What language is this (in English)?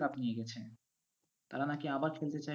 Bangla